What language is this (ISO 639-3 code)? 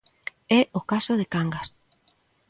glg